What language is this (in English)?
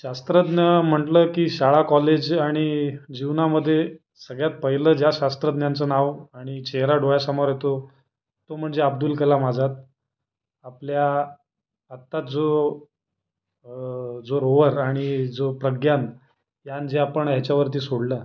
Marathi